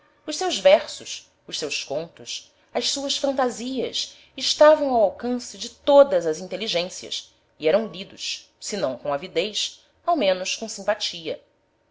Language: Portuguese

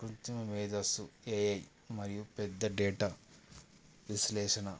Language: Telugu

